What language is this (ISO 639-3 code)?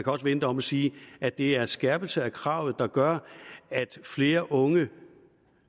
dan